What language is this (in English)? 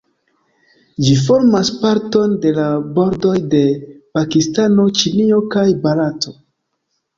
Esperanto